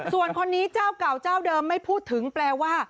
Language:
Thai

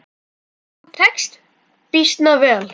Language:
Icelandic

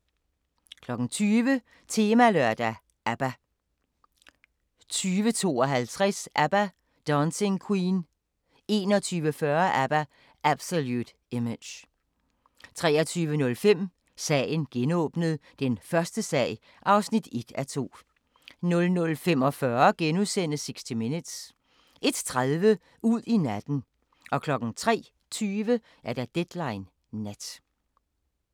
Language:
Danish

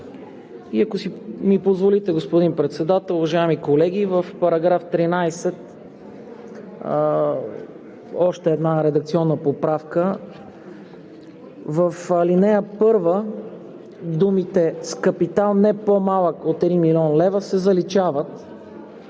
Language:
Bulgarian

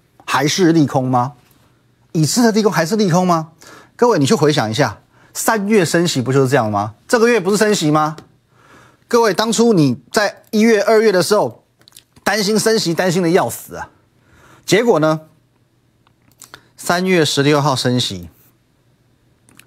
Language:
Chinese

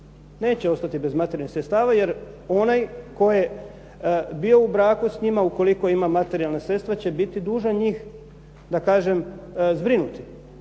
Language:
Croatian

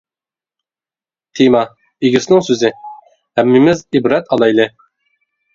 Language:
Uyghur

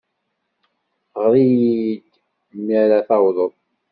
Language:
Kabyle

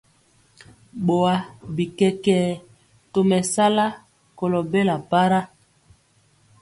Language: Mpiemo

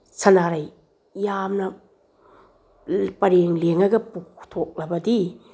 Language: Manipuri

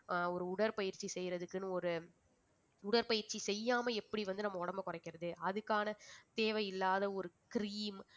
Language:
Tamil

